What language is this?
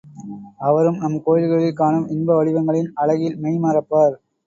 Tamil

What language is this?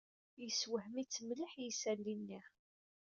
Kabyle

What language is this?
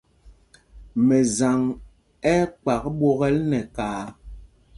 Mpumpong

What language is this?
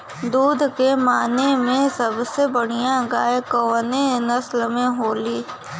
Bhojpuri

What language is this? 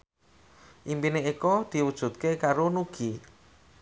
Javanese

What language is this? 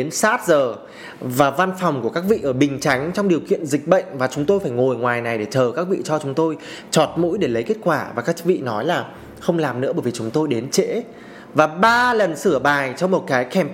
Vietnamese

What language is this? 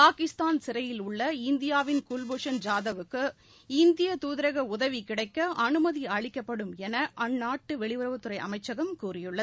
Tamil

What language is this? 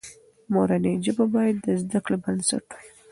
Pashto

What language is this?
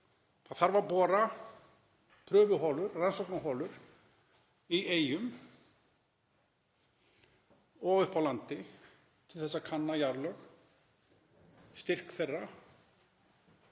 Icelandic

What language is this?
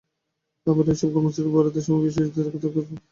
Bangla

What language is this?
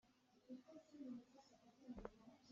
Hakha Chin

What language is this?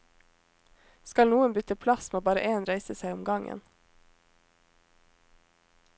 Norwegian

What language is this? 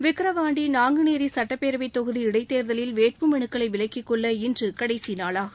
Tamil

